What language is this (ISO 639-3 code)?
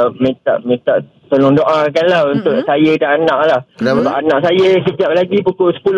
msa